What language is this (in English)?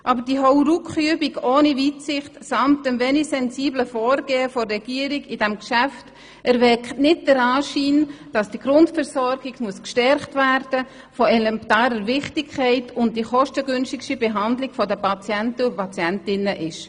Swiss German